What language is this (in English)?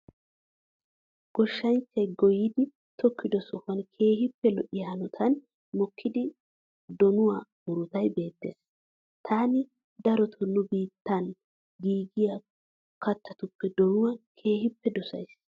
Wolaytta